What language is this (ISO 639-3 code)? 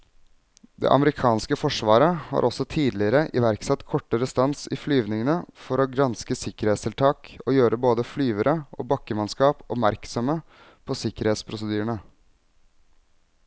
nor